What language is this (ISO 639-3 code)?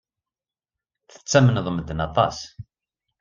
kab